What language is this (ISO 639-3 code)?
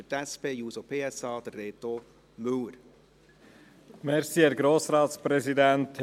gsw